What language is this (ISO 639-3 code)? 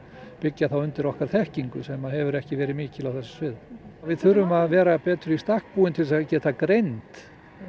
isl